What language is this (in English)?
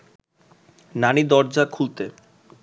Bangla